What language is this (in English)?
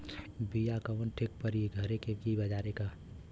Bhojpuri